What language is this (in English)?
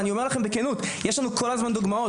Hebrew